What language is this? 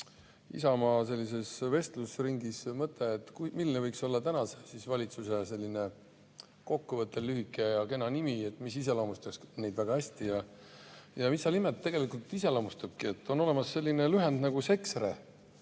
Estonian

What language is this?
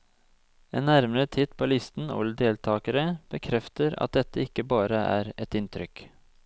Norwegian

